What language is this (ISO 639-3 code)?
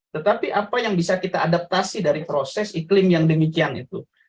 ind